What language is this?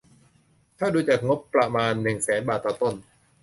Thai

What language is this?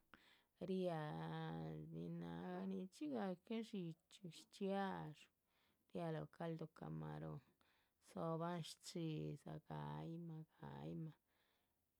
Chichicapan Zapotec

